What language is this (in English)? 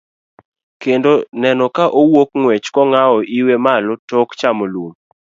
Luo (Kenya and Tanzania)